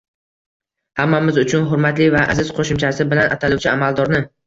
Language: Uzbek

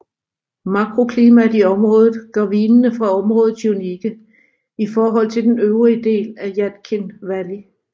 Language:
Danish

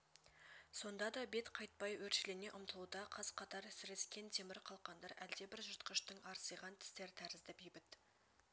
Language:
Kazakh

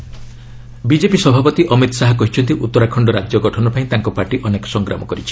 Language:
Odia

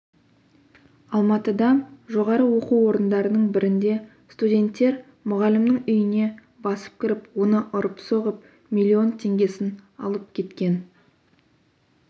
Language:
Kazakh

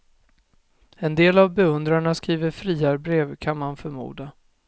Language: Swedish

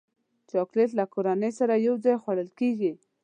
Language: Pashto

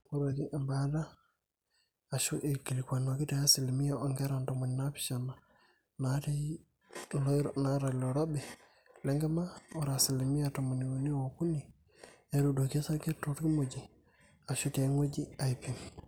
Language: Masai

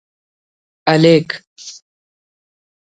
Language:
Brahui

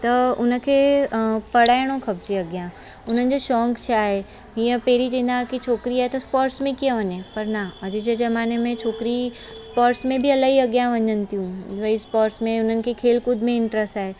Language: Sindhi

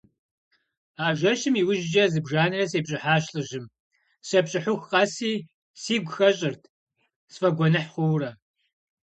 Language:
Kabardian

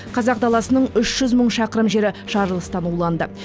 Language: Kazakh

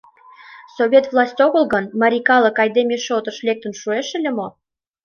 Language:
Mari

